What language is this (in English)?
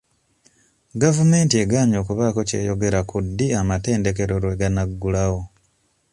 Ganda